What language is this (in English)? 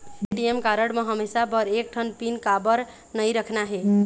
Chhattisgarhi